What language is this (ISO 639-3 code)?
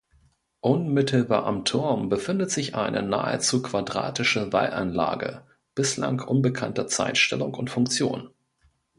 deu